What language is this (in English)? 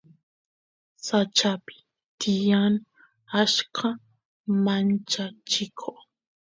Santiago del Estero Quichua